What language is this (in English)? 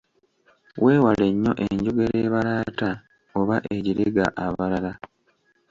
Ganda